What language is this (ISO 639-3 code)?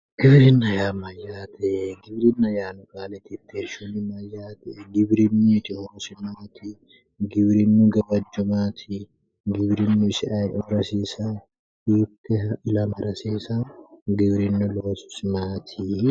sid